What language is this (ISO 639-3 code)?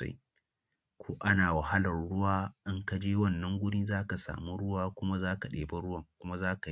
hau